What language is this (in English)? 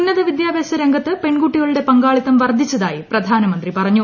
Malayalam